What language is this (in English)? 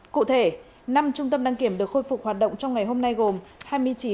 Vietnamese